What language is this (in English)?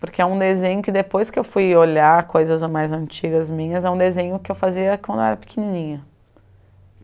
Portuguese